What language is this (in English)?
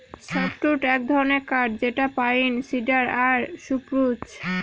Bangla